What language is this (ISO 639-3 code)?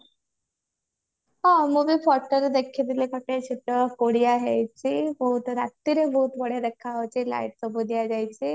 ori